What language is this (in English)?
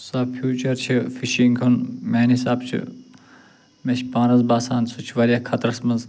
Kashmiri